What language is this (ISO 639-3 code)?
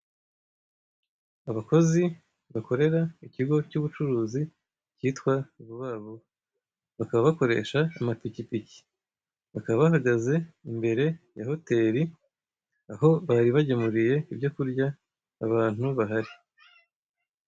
kin